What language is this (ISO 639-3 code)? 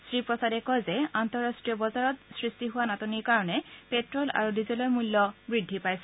asm